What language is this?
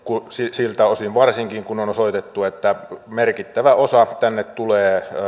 Finnish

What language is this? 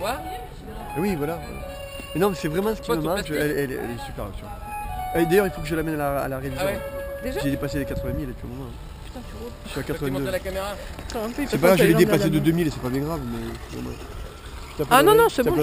French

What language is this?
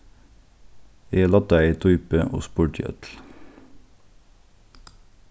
Faroese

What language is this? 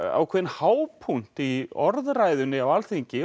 Icelandic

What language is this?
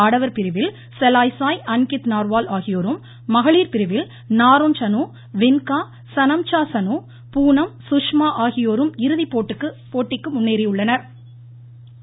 Tamil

